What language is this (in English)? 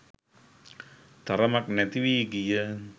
Sinhala